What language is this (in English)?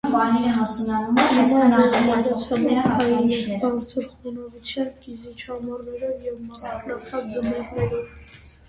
Armenian